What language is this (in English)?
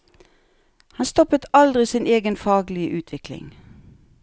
Norwegian